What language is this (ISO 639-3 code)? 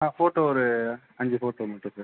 tam